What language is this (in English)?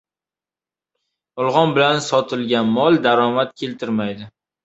Uzbek